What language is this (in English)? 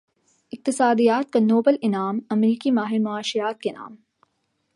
Urdu